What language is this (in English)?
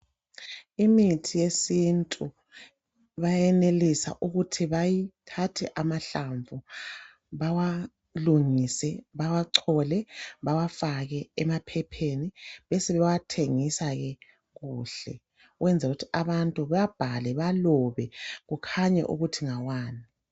North Ndebele